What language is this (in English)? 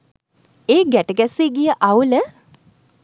Sinhala